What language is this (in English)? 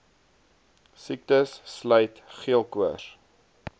Afrikaans